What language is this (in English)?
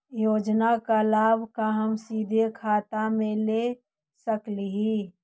Magahi